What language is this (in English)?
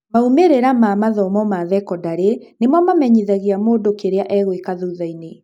Kikuyu